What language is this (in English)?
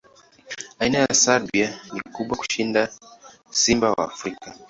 Swahili